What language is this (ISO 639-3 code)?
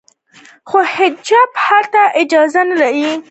pus